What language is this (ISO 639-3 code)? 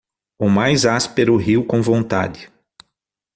por